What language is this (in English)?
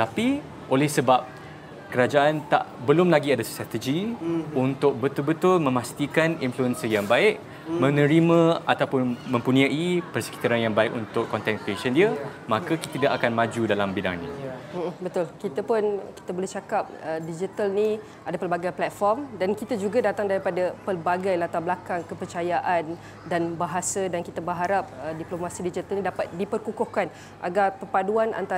Malay